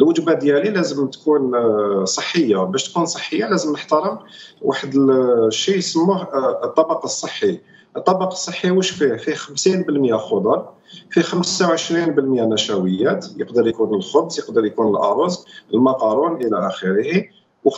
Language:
Arabic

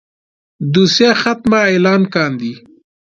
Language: Pashto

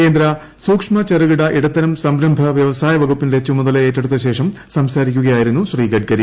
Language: Malayalam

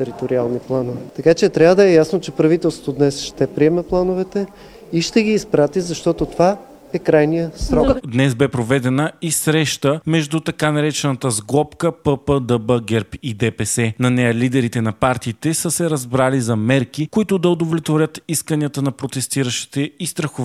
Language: Bulgarian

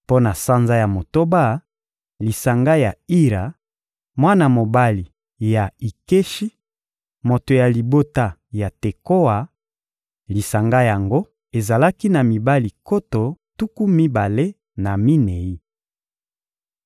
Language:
Lingala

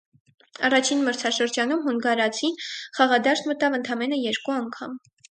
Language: Armenian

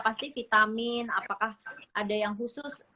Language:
Indonesian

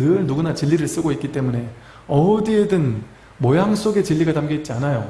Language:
Korean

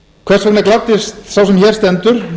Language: Icelandic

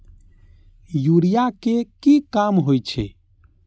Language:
Maithili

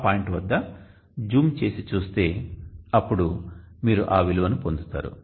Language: Telugu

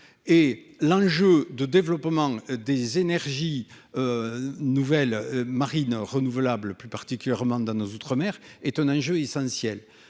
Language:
French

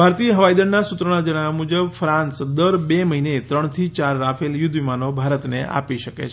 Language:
Gujarati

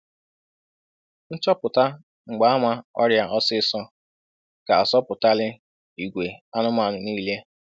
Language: Igbo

